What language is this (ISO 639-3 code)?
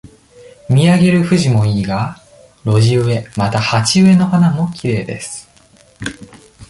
jpn